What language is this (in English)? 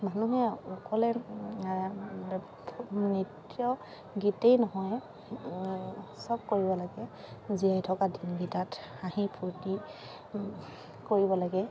Assamese